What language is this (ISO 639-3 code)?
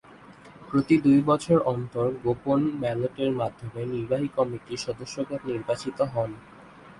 ben